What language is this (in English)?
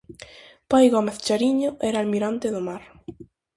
Galician